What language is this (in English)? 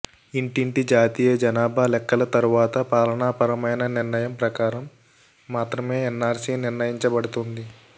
Telugu